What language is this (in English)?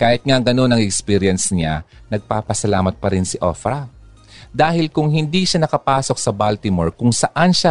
Filipino